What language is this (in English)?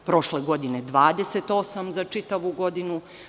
Serbian